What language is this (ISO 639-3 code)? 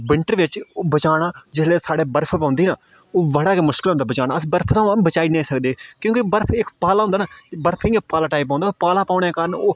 doi